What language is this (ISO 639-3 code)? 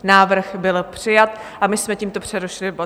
ces